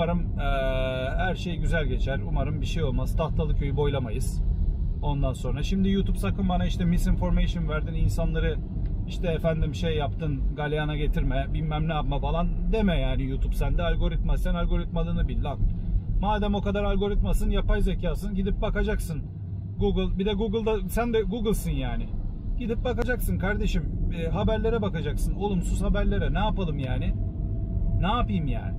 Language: Turkish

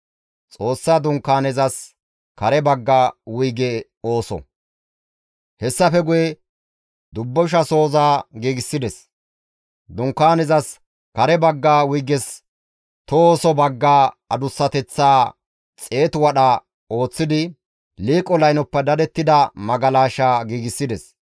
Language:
Gamo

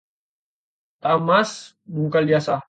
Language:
Indonesian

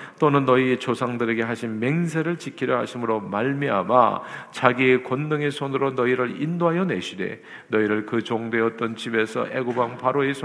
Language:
Korean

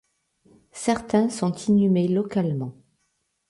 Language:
French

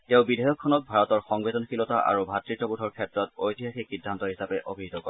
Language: Assamese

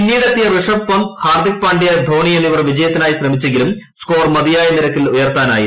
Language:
Malayalam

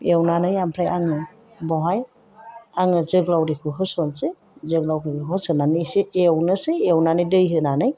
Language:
Bodo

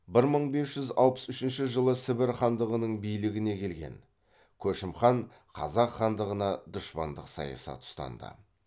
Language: Kazakh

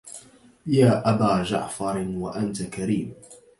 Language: Arabic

